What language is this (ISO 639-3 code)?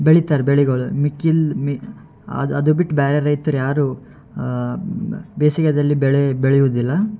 kan